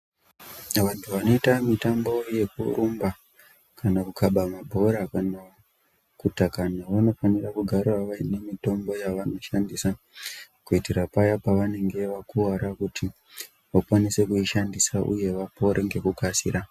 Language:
Ndau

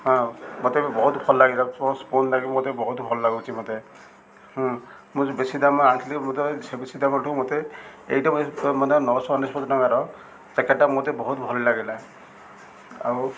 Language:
Odia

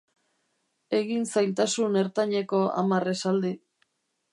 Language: Basque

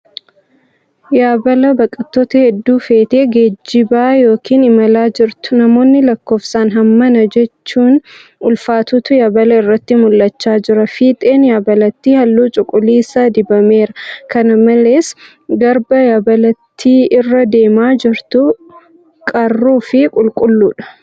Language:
Oromo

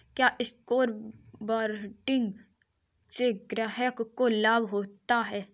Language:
Hindi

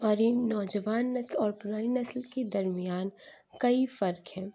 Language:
Urdu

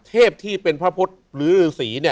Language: Thai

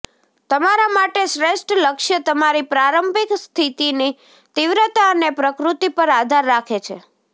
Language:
Gujarati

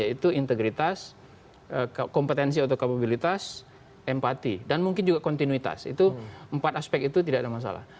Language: Indonesian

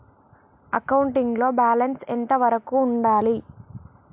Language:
Telugu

